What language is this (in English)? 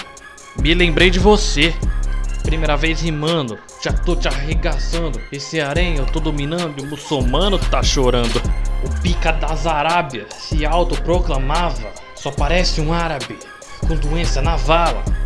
Portuguese